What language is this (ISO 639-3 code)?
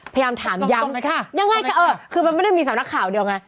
tha